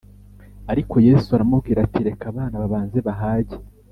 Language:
Kinyarwanda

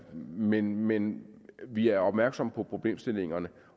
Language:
Danish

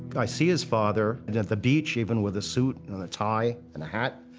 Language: English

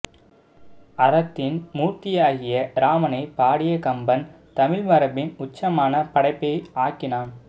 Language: Tamil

